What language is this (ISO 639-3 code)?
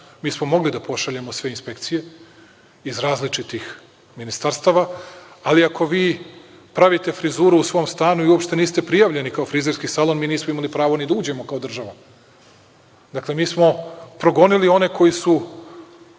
srp